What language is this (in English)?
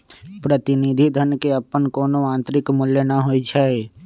Magahi